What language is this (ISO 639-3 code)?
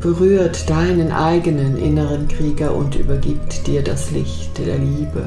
deu